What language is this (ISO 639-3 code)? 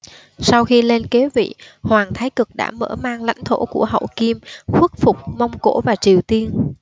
vie